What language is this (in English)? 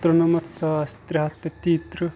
Kashmiri